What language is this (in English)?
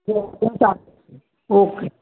Gujarati